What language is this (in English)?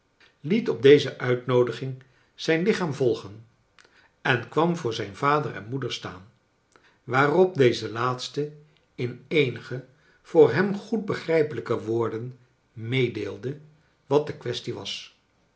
Dutch